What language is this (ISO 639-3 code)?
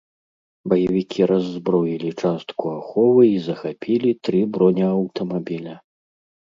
bel